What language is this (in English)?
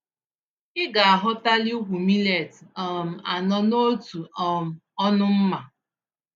Igbo